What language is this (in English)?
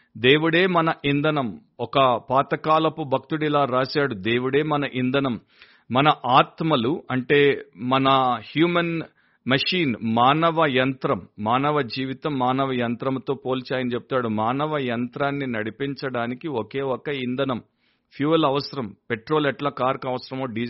Telugu